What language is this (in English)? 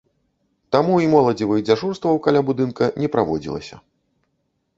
Belarusian